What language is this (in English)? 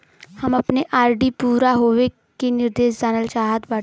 Bhojpuri